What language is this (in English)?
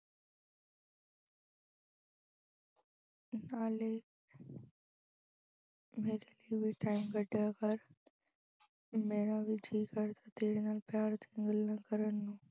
Punjabi